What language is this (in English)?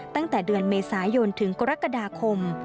Thai